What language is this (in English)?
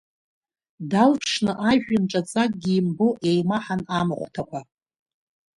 Abkhazian